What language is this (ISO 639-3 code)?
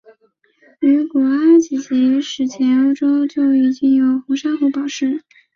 zho